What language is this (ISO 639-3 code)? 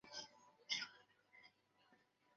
zho